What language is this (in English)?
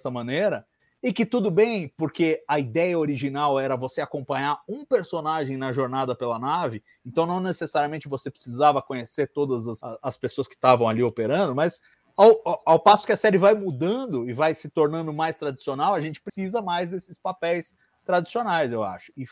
Portuguese